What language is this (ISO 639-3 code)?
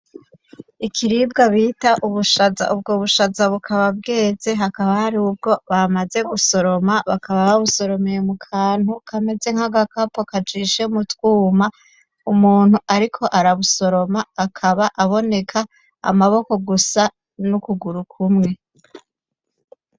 run